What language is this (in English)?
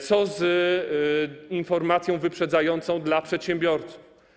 Polish